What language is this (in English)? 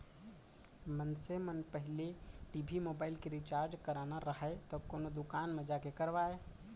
Chhattisgarhi